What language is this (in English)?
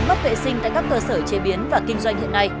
Vietnamese